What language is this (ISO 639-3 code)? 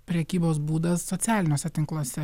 lit